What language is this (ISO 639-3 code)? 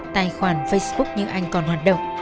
vie